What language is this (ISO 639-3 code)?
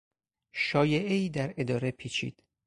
fas